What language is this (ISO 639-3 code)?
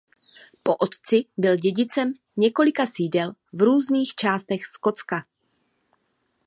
ces